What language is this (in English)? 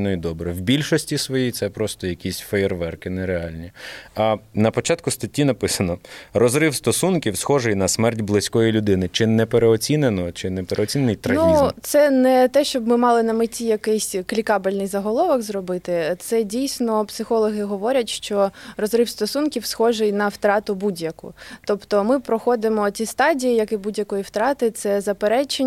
Ukrainian